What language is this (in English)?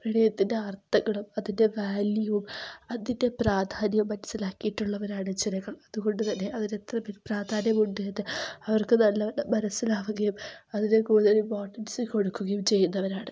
Malayalam